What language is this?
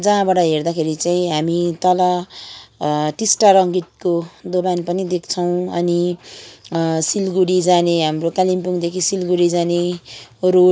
Nepali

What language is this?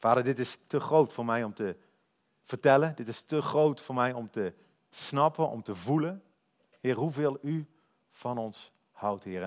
Dutch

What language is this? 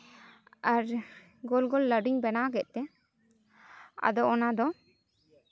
Santali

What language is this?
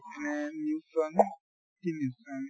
Assamese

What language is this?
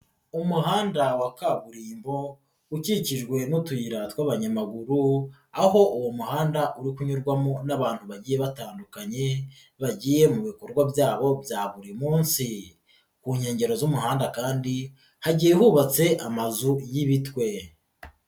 Kinyarwanda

